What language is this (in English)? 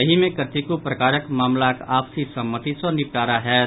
Maithili